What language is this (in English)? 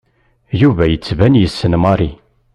Kabyle